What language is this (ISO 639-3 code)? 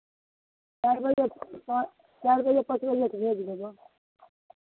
mai